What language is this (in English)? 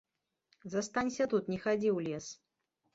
Belarusian